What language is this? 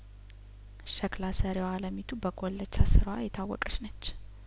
Amharic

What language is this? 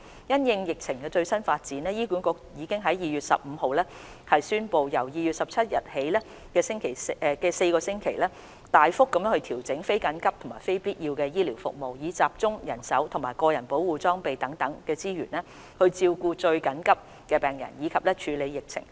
Cantonese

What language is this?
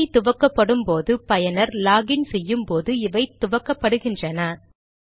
Tamil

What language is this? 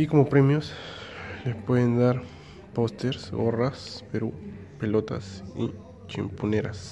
Spanish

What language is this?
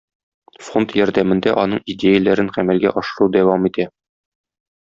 Tatar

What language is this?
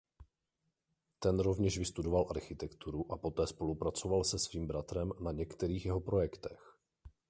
Czech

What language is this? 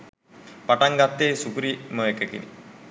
Sinhala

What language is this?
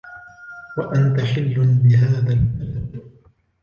Arabic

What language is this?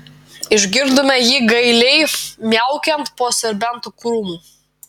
Lithuanian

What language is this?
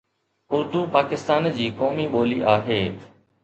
Sindhi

